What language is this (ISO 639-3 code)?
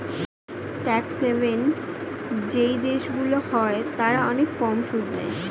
ben